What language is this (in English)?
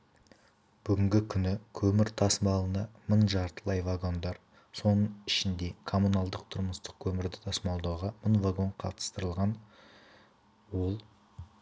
Kazakh